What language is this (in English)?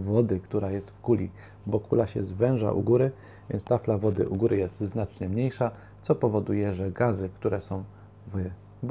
Polish